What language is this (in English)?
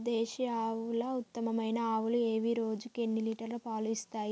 Telugu